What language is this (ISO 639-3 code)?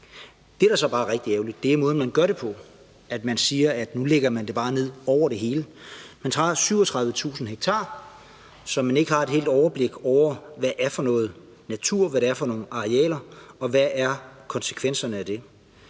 dan